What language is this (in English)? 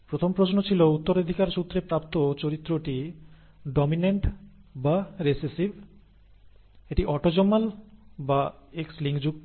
Bangla